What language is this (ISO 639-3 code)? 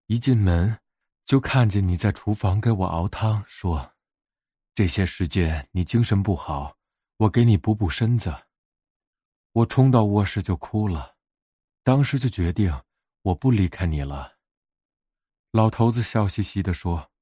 zho